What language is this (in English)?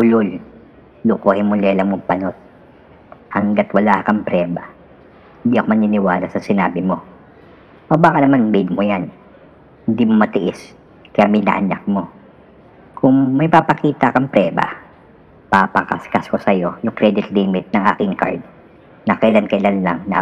Filipino